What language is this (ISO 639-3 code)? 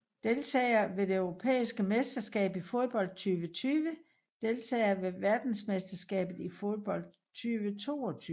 dan